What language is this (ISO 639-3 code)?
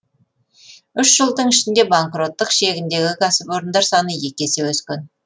kaz